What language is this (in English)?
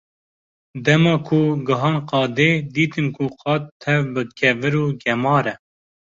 Kurdish